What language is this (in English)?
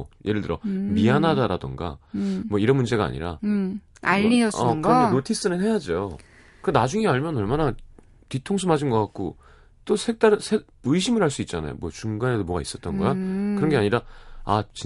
Korean